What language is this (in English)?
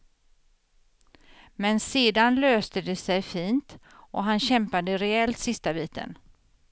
Swedish